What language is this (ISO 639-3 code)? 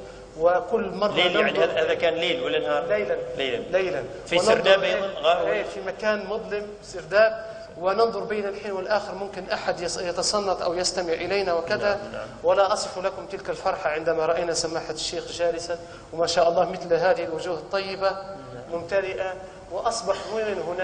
ara